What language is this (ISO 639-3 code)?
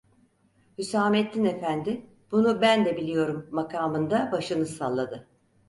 tur